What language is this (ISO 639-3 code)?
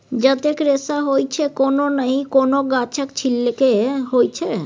mai